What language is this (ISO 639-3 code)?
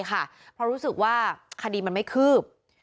tha